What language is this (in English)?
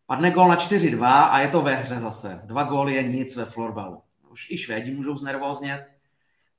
Czech